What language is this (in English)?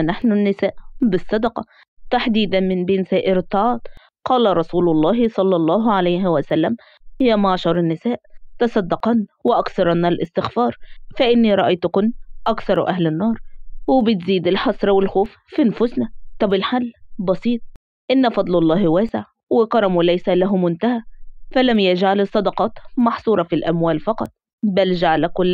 Arabic